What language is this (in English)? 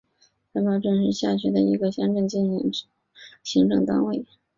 Chinese